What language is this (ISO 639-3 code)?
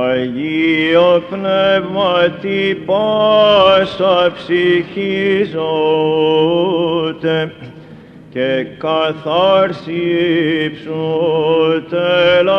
ell